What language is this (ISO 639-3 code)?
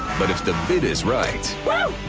eng